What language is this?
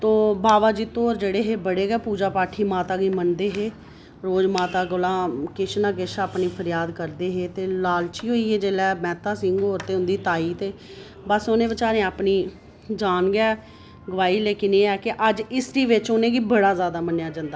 Dogri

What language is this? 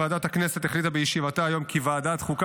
Hebrew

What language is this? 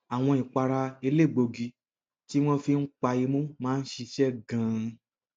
Yoruba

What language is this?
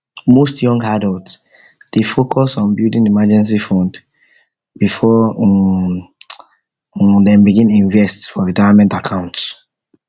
Nigerian Pidgin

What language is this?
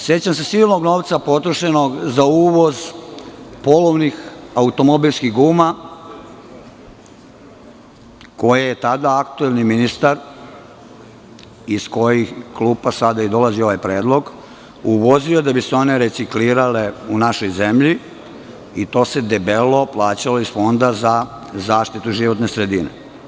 Serbian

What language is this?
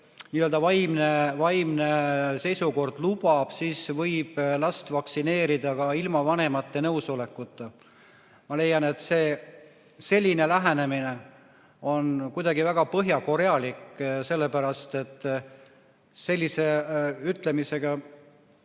Estonian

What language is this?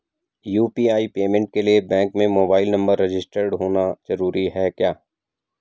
Hindi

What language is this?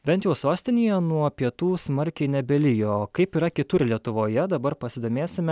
Lithuanian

